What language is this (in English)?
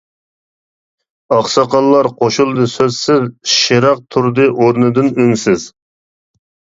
Uyghur